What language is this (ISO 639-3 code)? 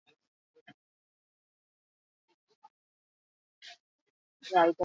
eus